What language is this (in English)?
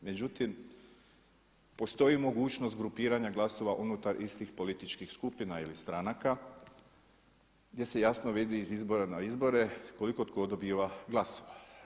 Croatian